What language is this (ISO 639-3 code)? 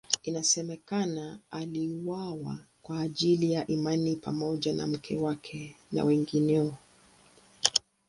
swa